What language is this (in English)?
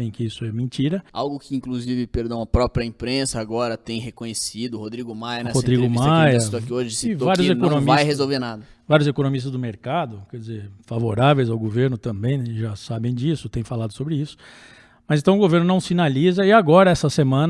Portuguese